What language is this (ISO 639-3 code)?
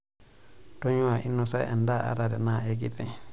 mas